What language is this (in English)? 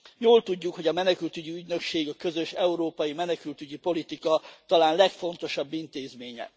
Hungarian